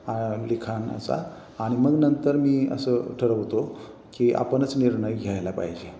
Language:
Marathi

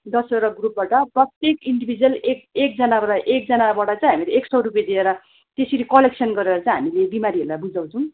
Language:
Nepali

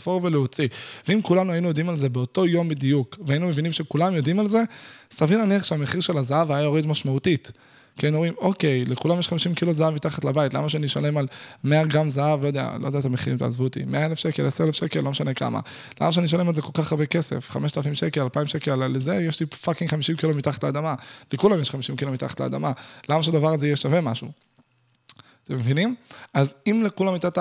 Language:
Hebrew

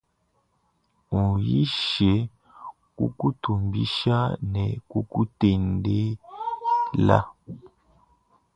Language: Luba-Lulua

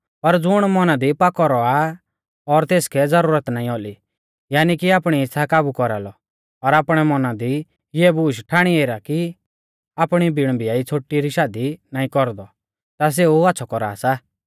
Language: Mahasu Pahari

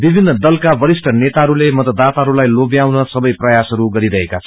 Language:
Nepali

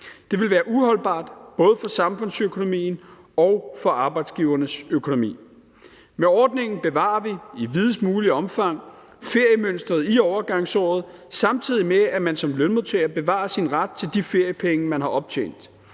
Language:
Danish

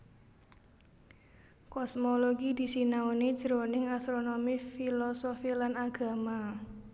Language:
Javanese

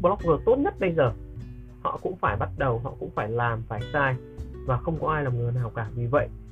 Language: Vietnamese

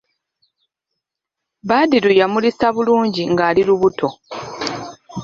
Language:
Ganda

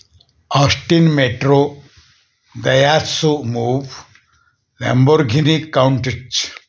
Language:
Marathi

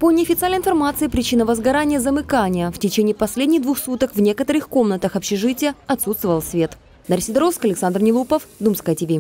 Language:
Russian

